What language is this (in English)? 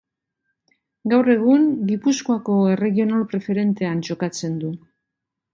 Basque